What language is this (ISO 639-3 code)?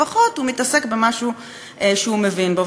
heb